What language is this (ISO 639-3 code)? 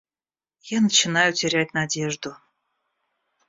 rus